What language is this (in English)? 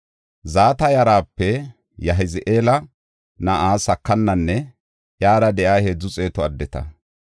Gofa